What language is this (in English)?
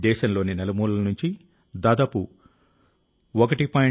Telugu